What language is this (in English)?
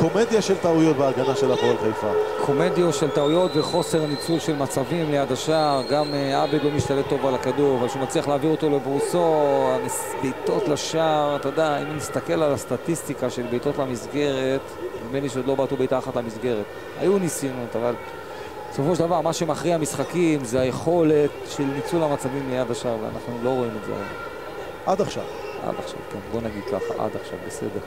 Hebrew